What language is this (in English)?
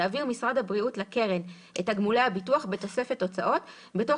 Hebrew